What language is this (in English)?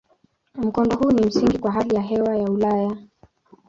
Swahili